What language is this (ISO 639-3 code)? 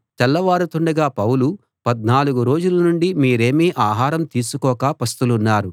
tel